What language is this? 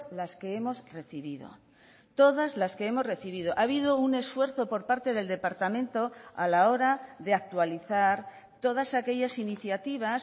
Spanish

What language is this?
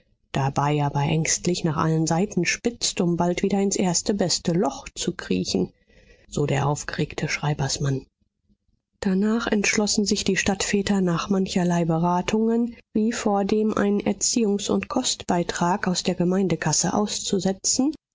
German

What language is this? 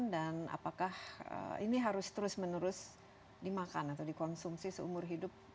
Indonesian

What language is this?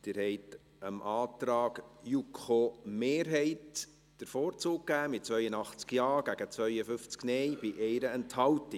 Swiss German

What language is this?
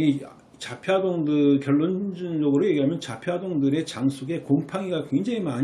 Korean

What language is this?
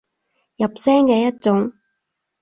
Cantonese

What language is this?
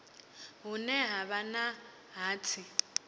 Venda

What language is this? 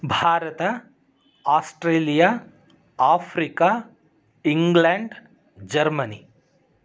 Sanskrit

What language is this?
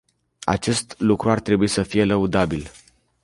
Romanian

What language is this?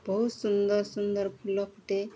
Odia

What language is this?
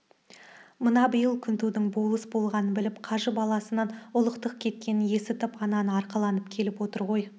Kazakh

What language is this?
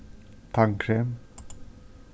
Faroese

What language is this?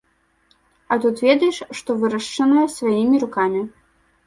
Belarusian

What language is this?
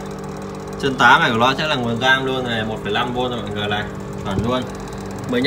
Vietnamese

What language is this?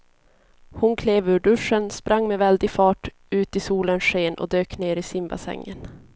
Swedish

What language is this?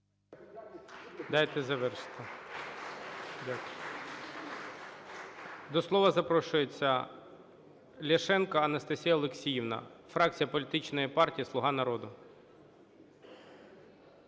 Ukrainian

